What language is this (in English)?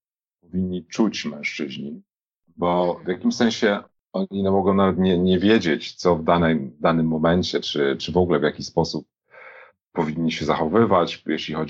Polish